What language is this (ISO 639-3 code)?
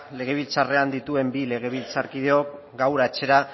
eus